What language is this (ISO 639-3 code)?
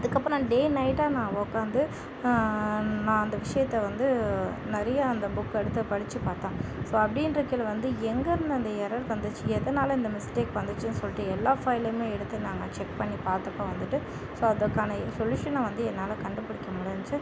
tam